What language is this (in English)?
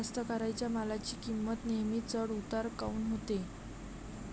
Marathi